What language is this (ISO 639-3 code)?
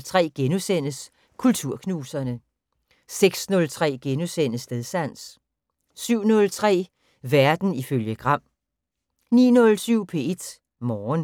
dan